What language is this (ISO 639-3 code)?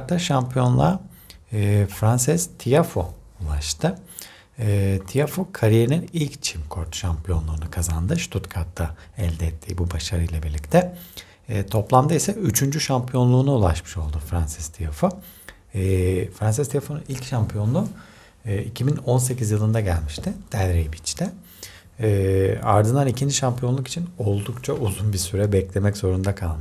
tur